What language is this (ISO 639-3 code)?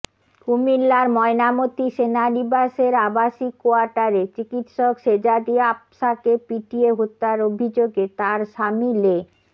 ben